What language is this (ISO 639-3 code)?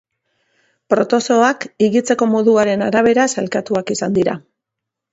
eus